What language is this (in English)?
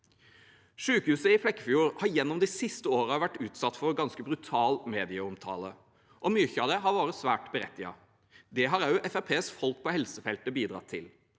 Norwegian